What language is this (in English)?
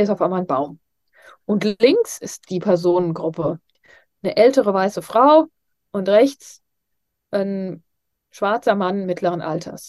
German